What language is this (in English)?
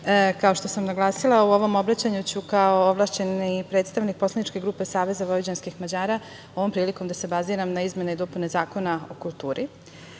Serbian